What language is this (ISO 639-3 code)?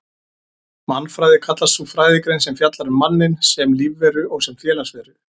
isl